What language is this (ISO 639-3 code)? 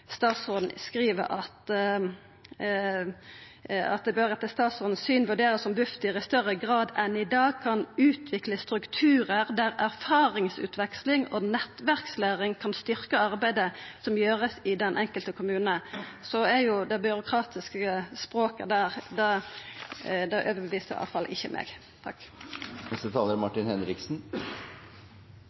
nno